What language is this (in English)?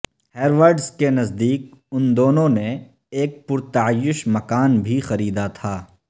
Urdu